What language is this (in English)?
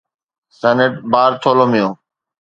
Sindhi